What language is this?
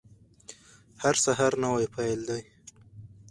Pashto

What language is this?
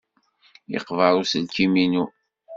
Kabyle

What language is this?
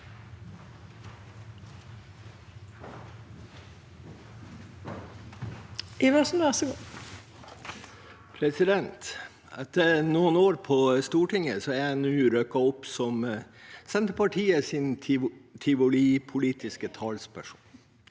Norwegian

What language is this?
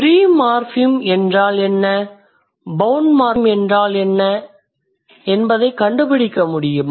Tamil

